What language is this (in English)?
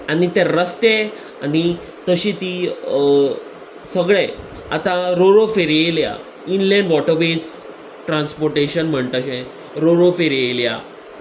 Konkani